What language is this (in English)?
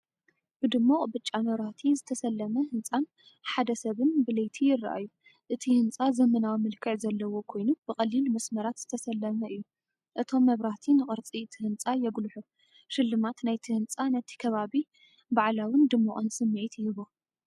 Tigrinya